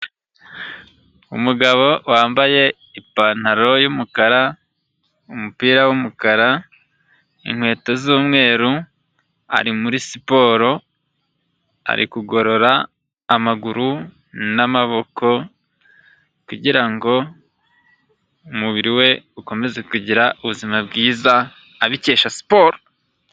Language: Kinyarwanda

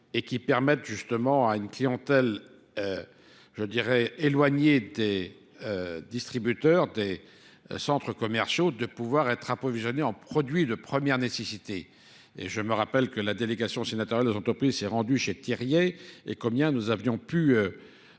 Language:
French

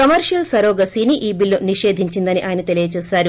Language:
Telugu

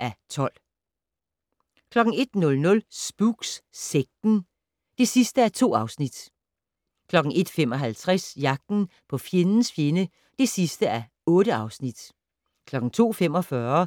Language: Danish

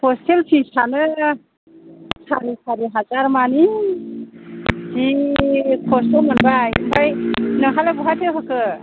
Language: Bodo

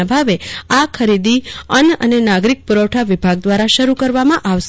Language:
Gujarati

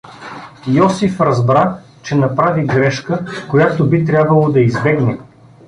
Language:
Bulgarian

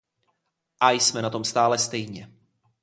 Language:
Czech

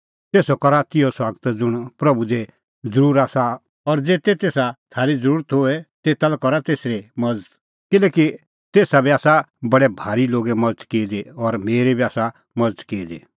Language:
Kullu Pahari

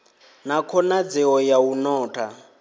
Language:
Venda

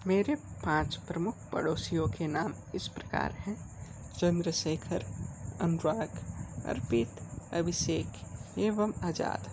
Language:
Hindi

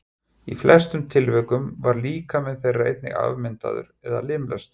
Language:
Icelandic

